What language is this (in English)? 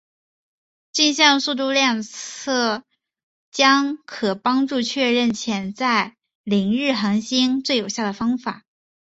Chinese